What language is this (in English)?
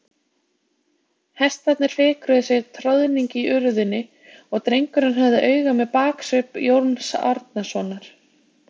Icelandic